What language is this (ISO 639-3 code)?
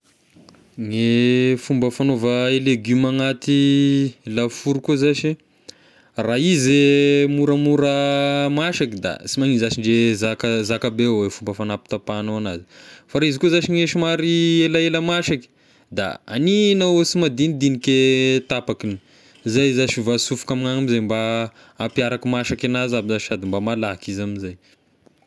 tkg